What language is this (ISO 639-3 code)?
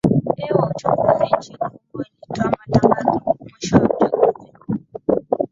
swa